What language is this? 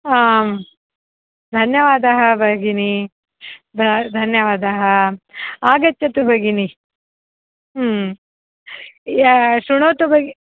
Sanskrit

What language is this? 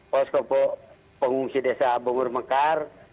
Indonesian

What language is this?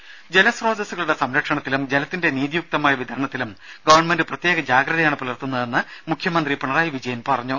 Malayalam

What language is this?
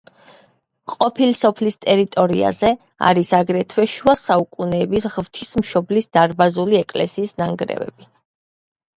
Georgian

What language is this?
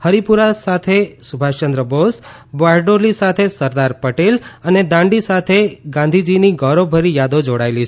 Gujarati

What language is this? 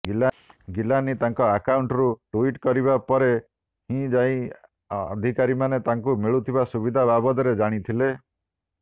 Odia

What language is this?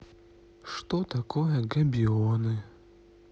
Russian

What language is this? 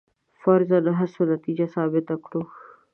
Pashto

